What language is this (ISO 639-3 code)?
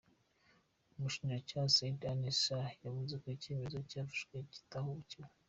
kin